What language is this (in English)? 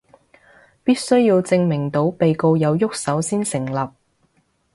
Cantonese